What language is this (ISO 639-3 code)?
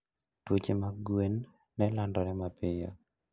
luo